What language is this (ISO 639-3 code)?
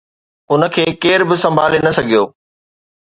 snd